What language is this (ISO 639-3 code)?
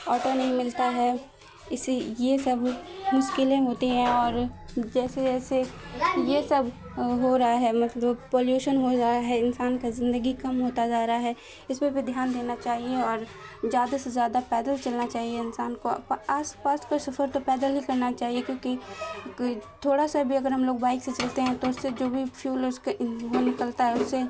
urd